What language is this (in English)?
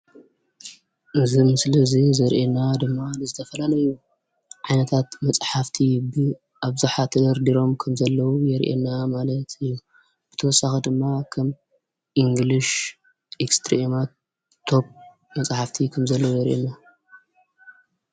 Tigrinya